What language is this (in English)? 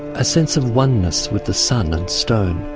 English